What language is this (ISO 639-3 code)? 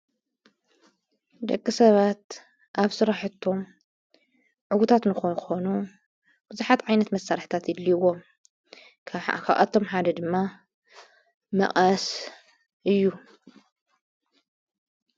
tir